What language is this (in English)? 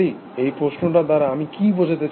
Bangla